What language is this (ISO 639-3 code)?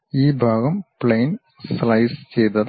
mal